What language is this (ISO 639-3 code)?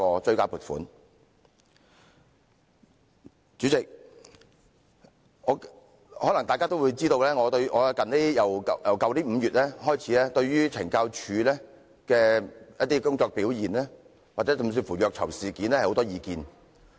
yue